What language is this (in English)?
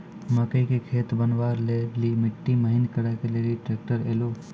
Maithili